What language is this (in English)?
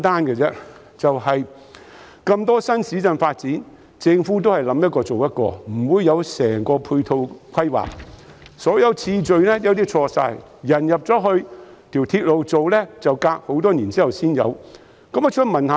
Cantonese